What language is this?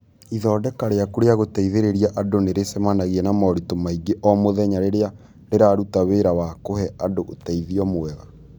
Kikuyu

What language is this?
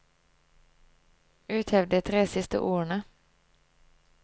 Norwegian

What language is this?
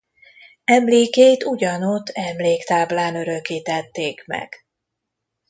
Hungarian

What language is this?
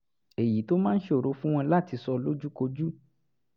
Yoruba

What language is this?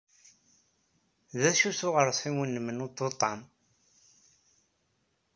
Kabyle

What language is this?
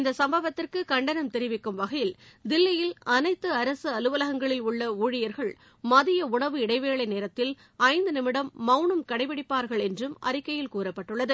Tamil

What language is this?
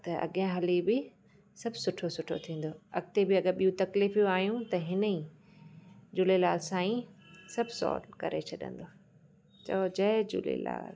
Sindhi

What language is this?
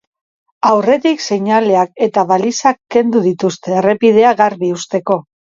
Basque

